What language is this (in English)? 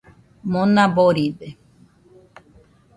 Nüpode Huitoto